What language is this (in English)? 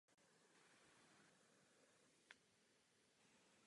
Czech